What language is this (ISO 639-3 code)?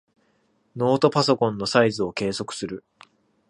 jpn